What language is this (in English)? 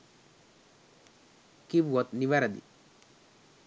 Sinhala